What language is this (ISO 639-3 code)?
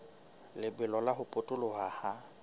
sot